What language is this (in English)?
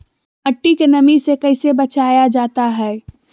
Magahi